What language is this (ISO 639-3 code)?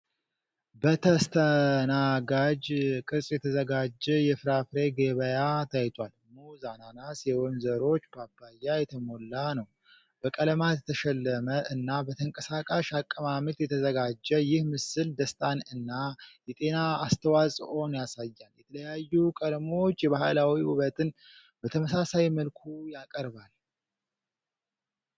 amh